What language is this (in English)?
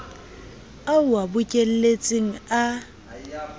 Southern Sotho